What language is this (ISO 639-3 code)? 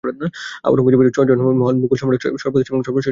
ben